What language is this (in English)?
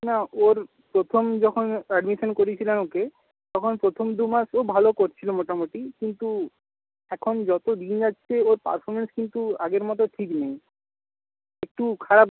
Bangla